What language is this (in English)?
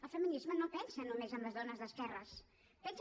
Catalan